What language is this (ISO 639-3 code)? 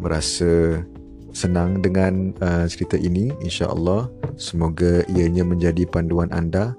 msa